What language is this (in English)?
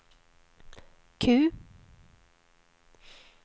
Swedish